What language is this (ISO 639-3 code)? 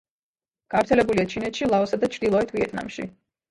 kat